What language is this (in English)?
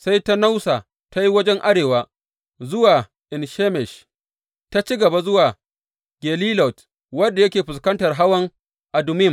Hausa